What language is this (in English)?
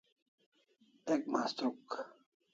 Kalasha